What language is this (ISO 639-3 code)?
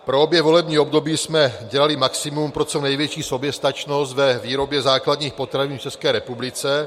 ces